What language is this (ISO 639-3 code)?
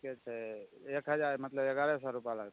mai